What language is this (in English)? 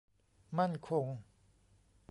Thai